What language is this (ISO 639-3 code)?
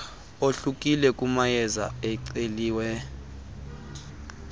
xho